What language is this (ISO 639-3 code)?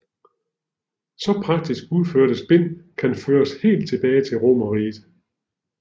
dan